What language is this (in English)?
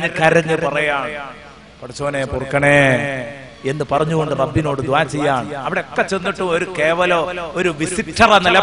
Arabic